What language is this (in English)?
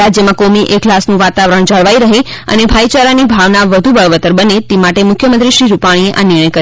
Gujarati